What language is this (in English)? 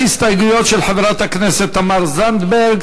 Hebrew